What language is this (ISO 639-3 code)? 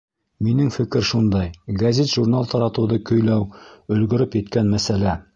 bak